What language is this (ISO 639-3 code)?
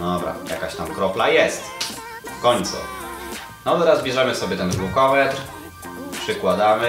pol